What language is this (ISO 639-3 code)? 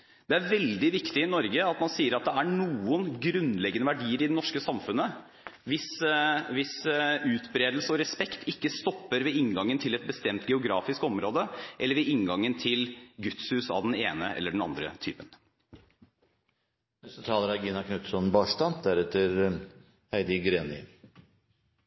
nob